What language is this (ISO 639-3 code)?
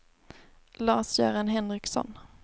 swe